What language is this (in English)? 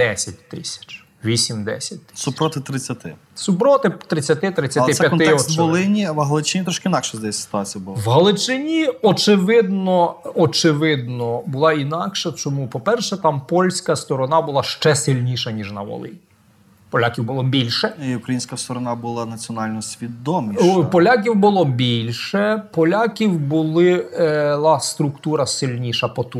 Ukrainian